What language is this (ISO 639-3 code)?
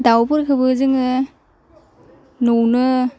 brx